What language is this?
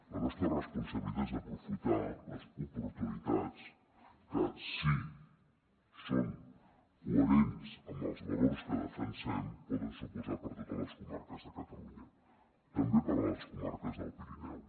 Catalan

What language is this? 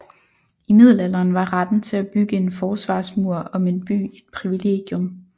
Danish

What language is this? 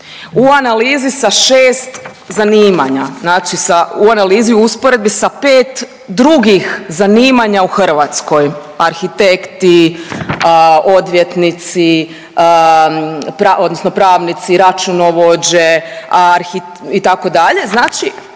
Croatian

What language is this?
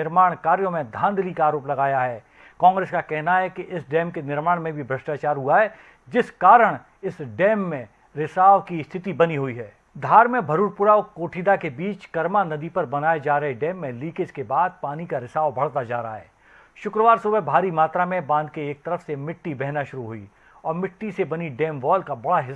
Hindi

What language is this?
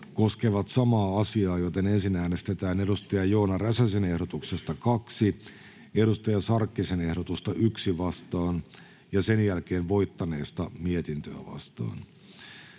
Finnish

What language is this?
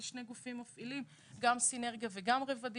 Hebrew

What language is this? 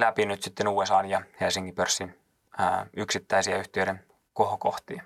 Finnish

